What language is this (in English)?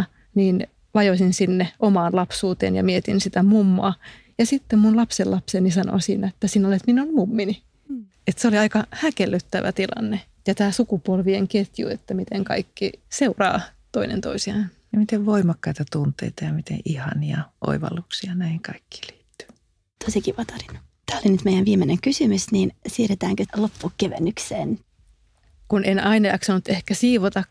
Finnish